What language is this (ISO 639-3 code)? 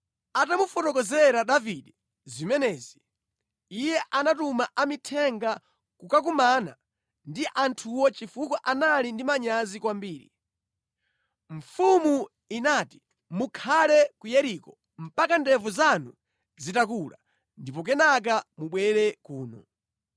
nya